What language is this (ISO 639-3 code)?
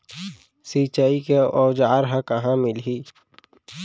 hne